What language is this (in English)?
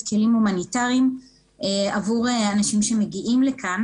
Hebrew